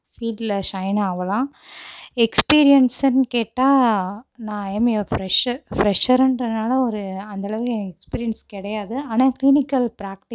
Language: Tamil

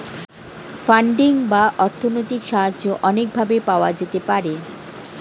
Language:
Bangla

